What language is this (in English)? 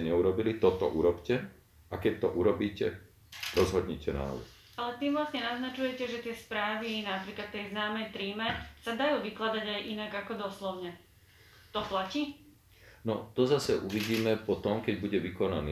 Slovak